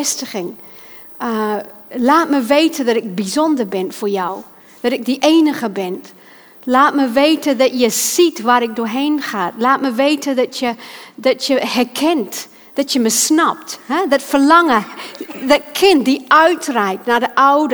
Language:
Dutch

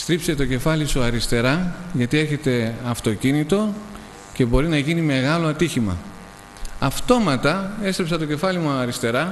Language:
Greek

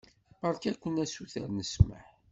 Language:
Kabyle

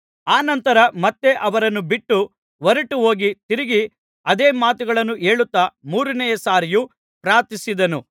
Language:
Kannada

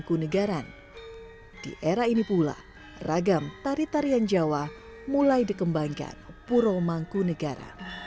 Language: Indonesian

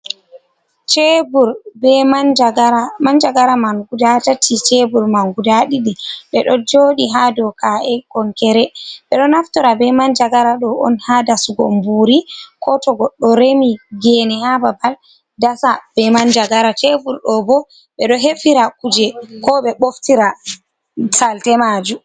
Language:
Fula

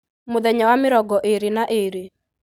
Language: Kikuyu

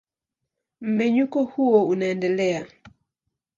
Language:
Swahili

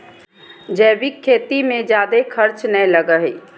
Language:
Magahi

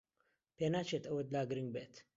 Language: Central Kurdish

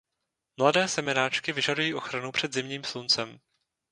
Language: Czech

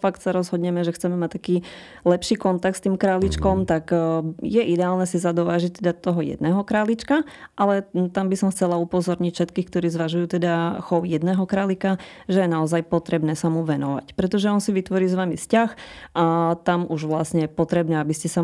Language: Slovak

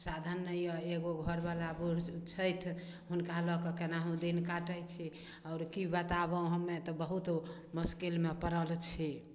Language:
Maithili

